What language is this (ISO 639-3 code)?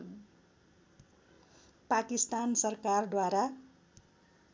nep